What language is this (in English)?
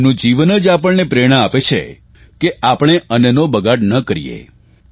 Gujarati